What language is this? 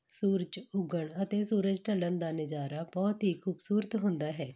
Punjabi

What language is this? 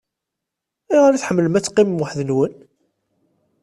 Kabyle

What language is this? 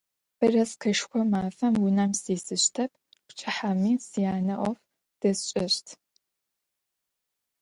Adyghe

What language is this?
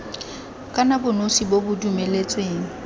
Tswana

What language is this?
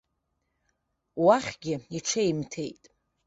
Abkhazian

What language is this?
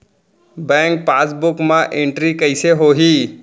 Chhattisgarhi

